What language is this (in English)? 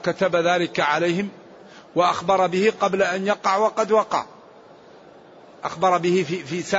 Arabic